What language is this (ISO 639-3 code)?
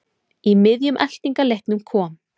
isl